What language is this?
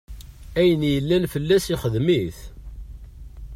Kabyle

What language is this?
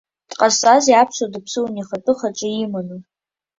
Abkhazian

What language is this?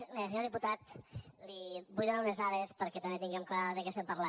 Catalan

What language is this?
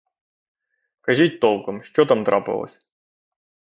Ukrainian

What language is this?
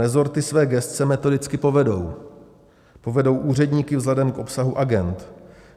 Czech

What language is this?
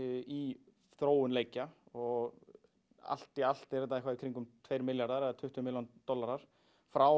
Icelandic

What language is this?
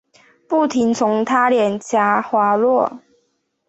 Chinese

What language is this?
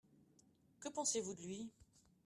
French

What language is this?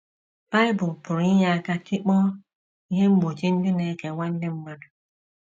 Igbo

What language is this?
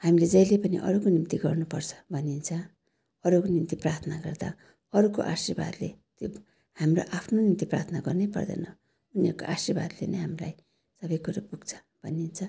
Nepali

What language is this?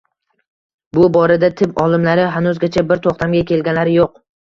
Uzbek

